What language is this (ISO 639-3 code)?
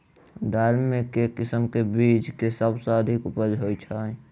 mai